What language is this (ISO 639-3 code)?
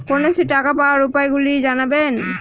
ben